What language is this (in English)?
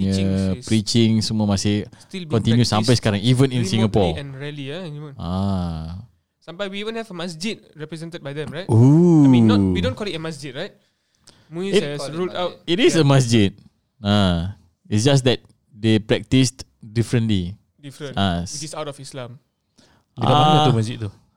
Malay